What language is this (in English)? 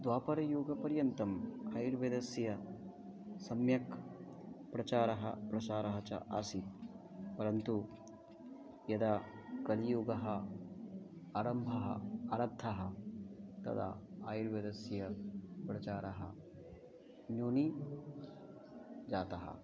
Sanskrit